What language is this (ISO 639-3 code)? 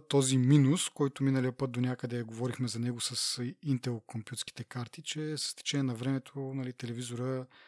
bul